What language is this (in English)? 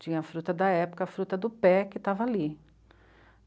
Portuguese